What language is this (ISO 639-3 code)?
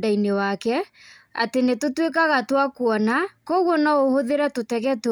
kik